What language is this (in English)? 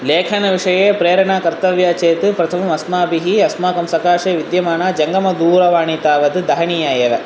Sanskrit